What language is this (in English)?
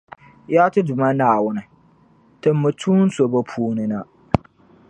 Dagbani